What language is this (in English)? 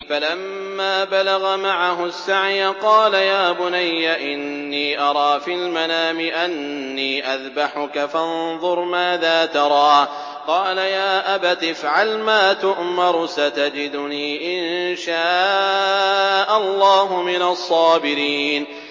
Arabic